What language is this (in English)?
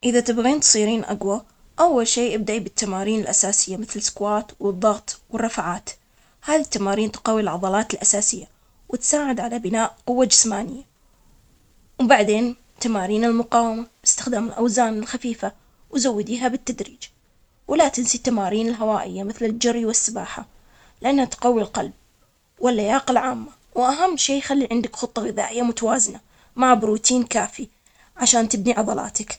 Omani Arabic